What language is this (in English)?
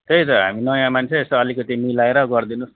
Nepali